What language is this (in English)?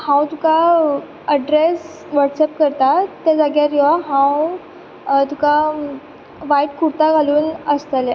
Konkani